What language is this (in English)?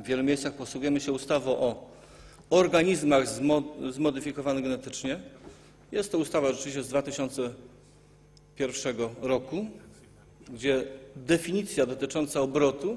Polish